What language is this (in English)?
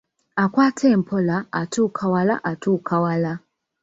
Ganda